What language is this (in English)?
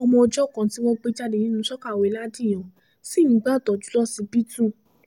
Yoruba